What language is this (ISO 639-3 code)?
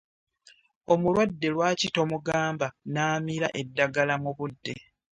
lug